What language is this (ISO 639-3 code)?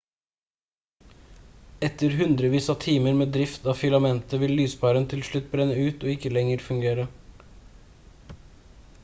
nob